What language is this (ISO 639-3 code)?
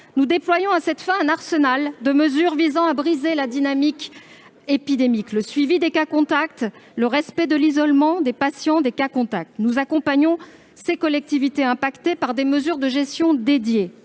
fra